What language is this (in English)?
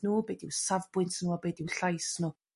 Welsh